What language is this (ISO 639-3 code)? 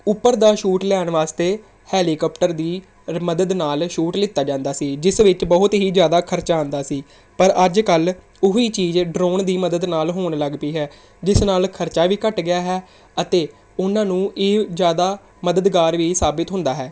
pan